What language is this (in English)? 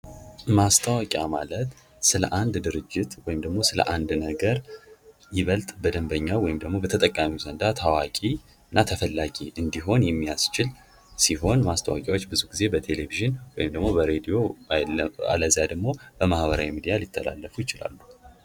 Amharic